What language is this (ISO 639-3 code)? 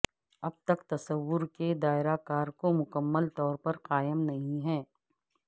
urd